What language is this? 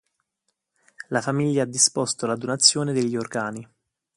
Italian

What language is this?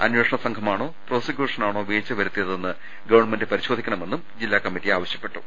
Malayalam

